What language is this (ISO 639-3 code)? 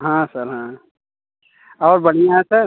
hin